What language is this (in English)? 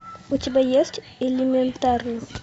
Russian